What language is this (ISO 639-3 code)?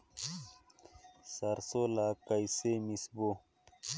hne